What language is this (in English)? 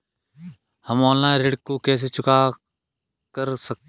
Hindi